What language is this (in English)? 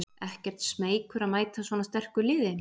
Icelandic